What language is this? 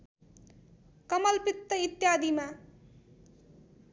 Nepali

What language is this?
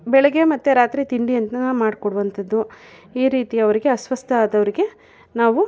Kannada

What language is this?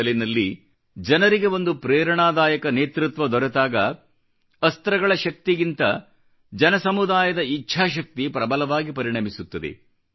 Kannada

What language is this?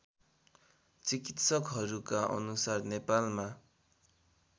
Nepali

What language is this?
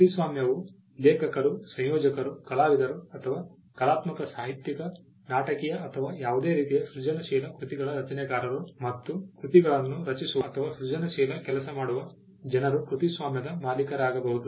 Kannada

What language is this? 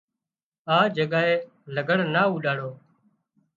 Wadiyara Koli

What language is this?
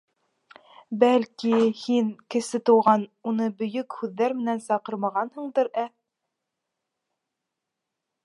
Bashkir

